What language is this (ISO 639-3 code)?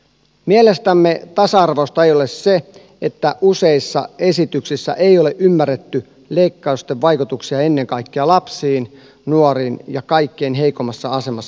fin